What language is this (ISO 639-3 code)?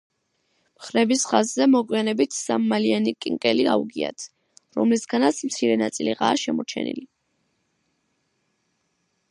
kat